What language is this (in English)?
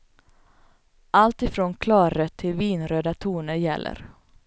Swedish